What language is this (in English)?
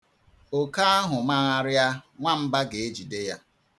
Igbo